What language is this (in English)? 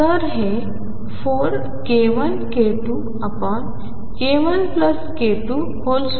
Marathi